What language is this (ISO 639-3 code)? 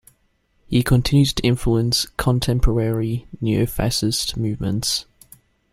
eng